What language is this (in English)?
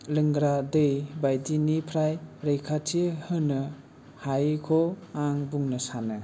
Bodo